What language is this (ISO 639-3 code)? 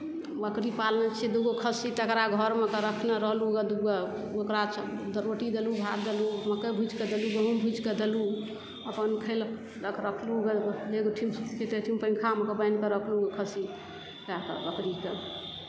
mai